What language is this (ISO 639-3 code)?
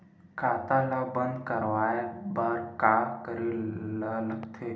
hne